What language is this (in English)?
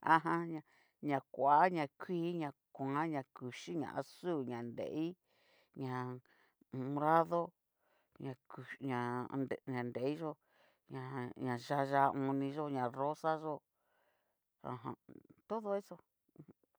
Cacaloxtepec Mixtec